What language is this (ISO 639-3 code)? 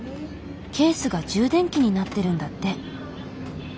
jpn